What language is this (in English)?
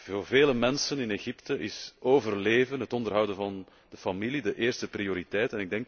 Dutch